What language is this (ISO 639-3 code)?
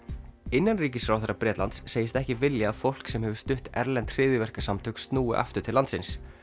isl